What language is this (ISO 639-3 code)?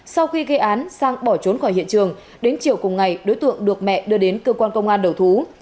vie